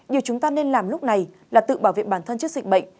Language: Vietnamese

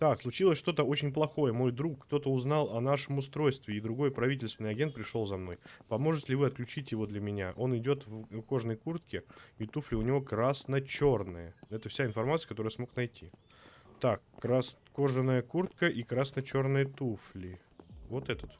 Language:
Russian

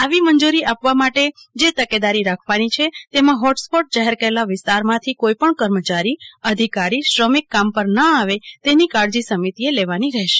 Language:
Gujarati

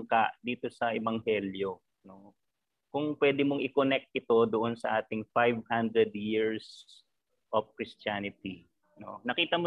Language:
Filipino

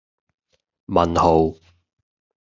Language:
Cantonese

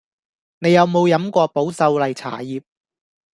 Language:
Cantonese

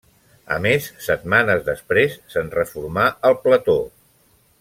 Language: Catalan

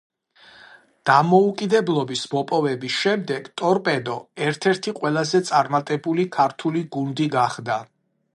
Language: Georgian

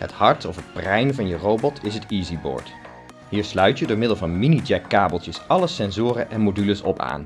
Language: Dutch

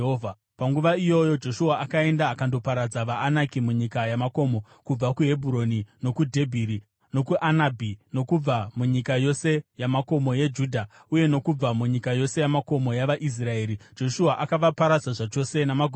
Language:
Shona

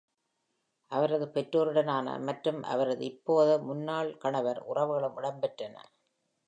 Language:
Tamil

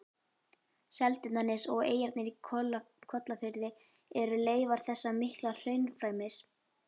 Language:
Icelandic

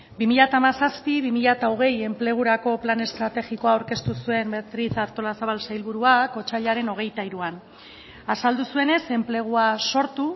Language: Basque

